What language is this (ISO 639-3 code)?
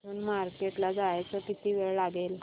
mar